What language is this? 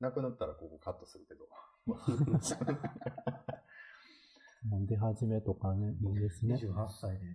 Japanese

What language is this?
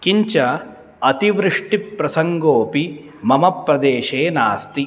Sanskrit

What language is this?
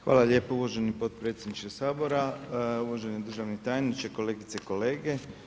Croatian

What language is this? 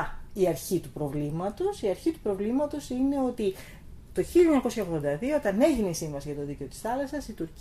Greek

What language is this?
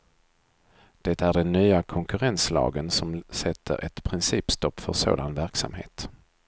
Swedish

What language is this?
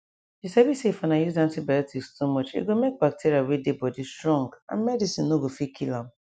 Nigerian Pidgin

